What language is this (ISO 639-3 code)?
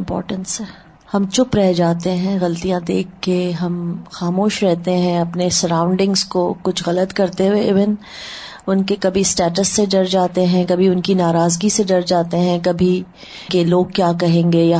urd